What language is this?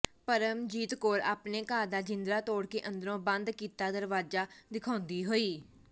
Punjabi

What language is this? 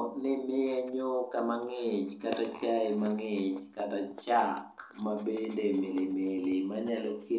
Luo (Kenya and Tanzania)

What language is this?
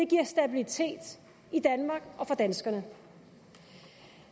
Danish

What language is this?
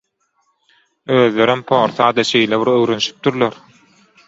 Turkmen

